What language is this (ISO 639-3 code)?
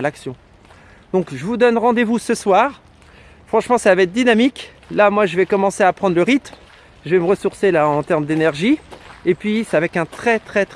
fra